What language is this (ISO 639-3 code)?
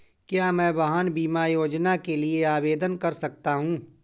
hin